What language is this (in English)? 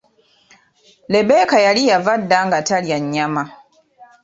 Ganda